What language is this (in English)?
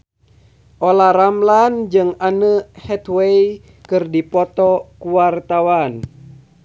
Sundanese